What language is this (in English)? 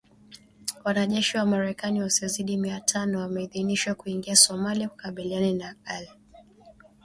Swahili